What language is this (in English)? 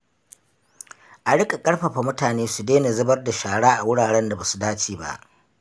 Hausa